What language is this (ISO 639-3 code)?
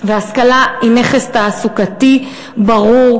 heb